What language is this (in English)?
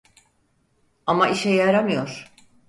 Turkish